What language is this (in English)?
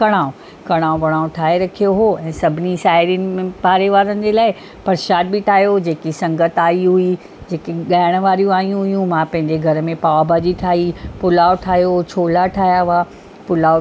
Sindhi